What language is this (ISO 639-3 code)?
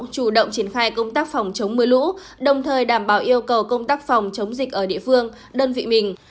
vie